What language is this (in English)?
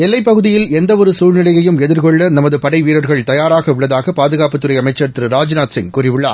Tamil